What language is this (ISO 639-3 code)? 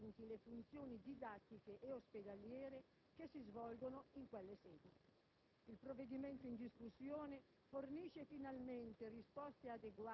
ita